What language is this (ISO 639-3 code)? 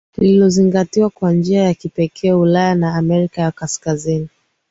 swa